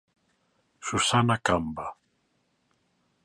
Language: Galician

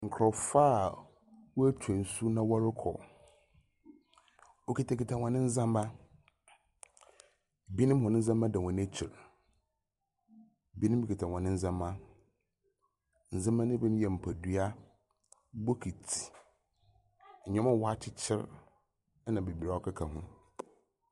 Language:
Akan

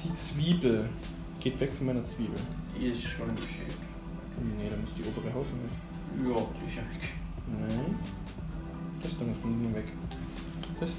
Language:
German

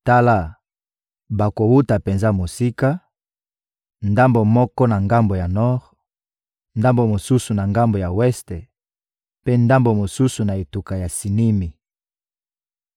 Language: Lingala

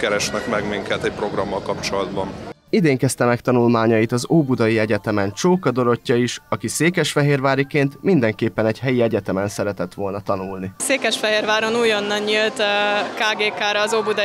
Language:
Hungarian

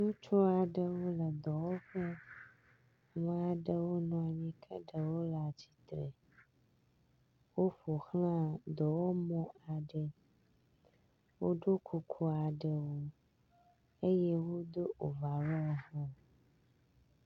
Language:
Ewe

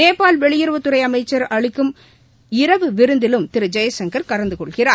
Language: Tamil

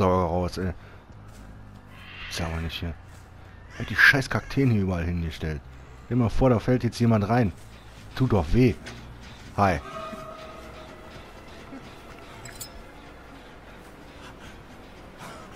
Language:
German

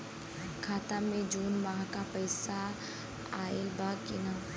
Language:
Bhojpuri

